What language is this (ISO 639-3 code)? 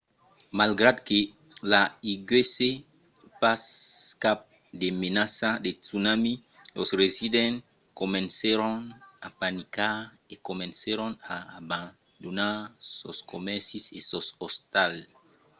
oci